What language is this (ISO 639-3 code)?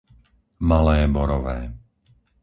slk